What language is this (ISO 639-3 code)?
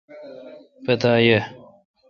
xka